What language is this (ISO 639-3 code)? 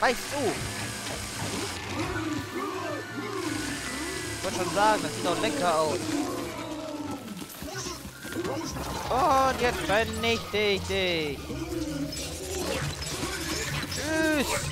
deu